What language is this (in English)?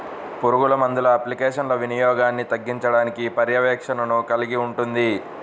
Telugu